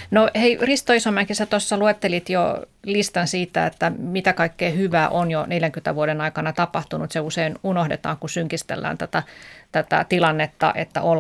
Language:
Finnish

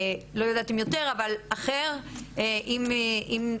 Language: Hebrew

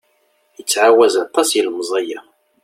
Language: Kabyle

